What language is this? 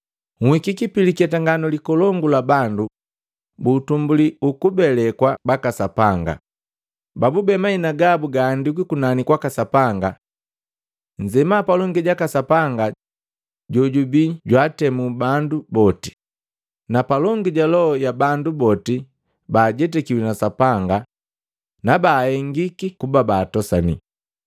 Matengo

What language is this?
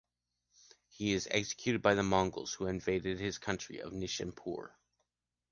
English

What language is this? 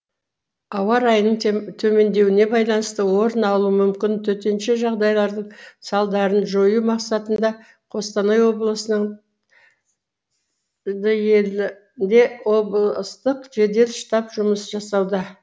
Kazakh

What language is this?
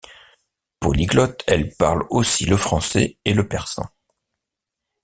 French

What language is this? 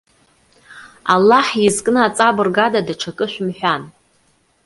Abkhazian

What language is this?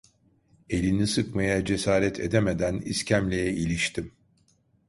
Turkish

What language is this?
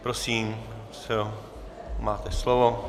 Czech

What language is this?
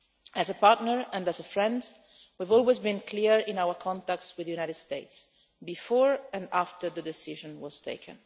English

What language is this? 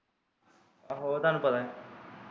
Punjabi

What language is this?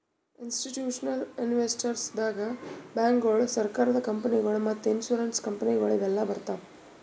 Kannada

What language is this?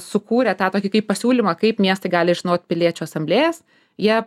Lithuanian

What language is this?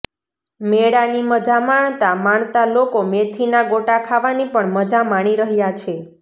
Gujarati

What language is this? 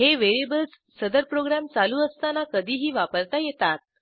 Marathi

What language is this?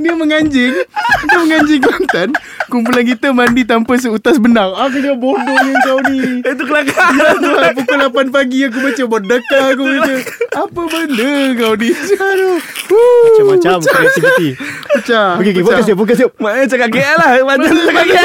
Malay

